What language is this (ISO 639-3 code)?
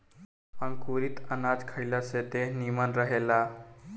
bho